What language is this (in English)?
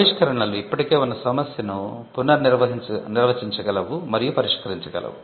Telugu